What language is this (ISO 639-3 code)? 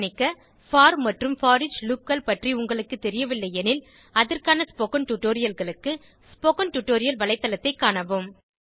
tam